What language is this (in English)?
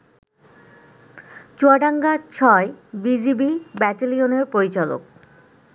Bangla